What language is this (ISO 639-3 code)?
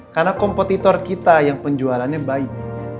ind